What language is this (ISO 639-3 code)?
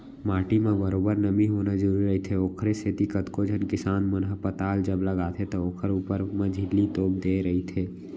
hne